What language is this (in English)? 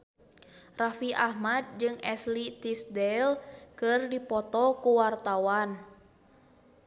Sundanese